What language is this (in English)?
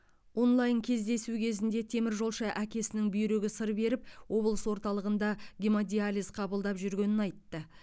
Kazakh